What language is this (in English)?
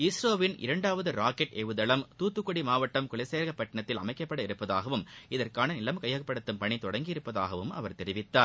Tamil